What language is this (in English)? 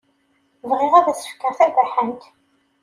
Kabyle